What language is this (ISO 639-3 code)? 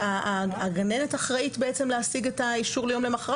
heb